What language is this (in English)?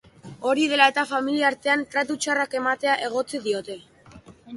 Basque